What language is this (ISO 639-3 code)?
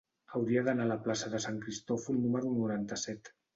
cat